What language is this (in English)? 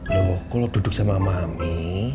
Indonesian